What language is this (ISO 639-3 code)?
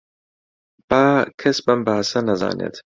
ckb